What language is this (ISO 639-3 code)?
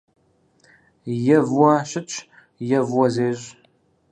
kbd